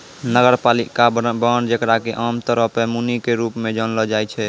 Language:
Maithili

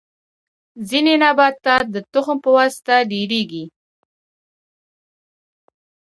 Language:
Pashto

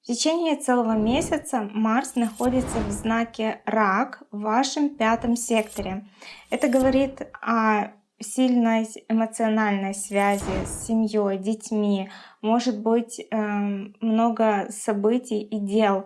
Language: Russian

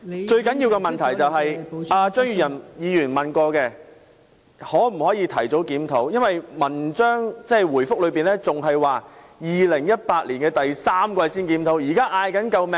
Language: Cantonese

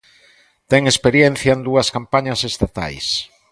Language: Galician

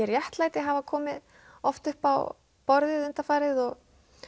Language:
Icelandic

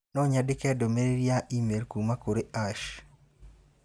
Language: Kikuyu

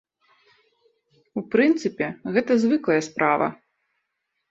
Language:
Belarusian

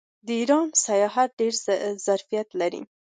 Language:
Pashto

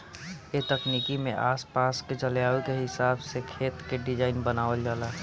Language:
Bhojpuri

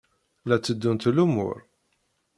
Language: Kabyle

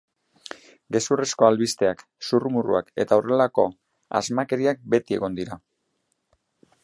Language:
Basque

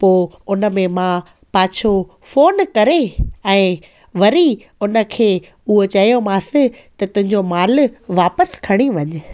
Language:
Sindhi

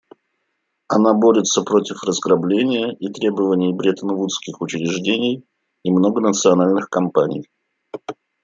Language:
Russian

